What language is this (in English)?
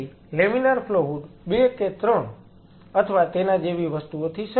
Gujarati